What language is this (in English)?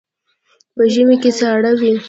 Pashto